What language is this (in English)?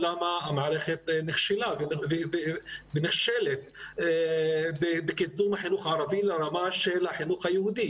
Hebrew